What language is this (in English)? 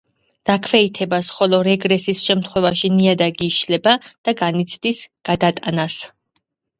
Georgian